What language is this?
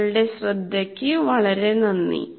Malayalam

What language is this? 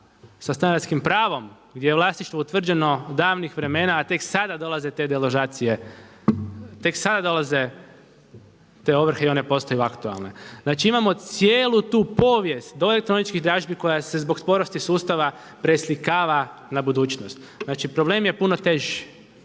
Croatian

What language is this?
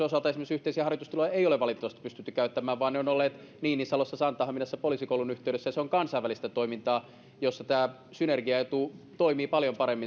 Finnish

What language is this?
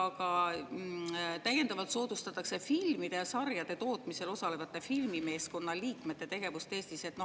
Estonian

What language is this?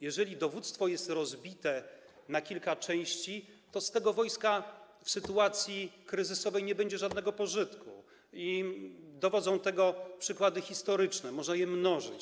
Polish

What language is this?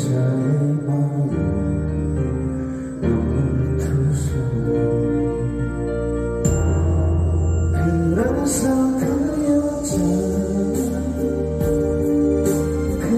Korean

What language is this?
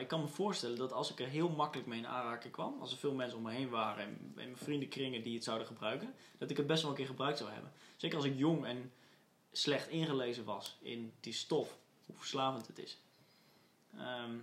Dutch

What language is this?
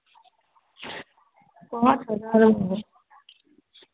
Maithili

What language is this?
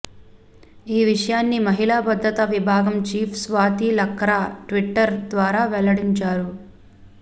Telugu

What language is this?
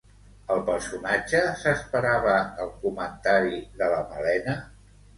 Catalan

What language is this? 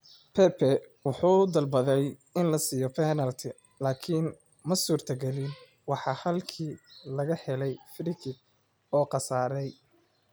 Somali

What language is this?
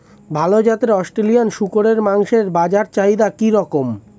Bangla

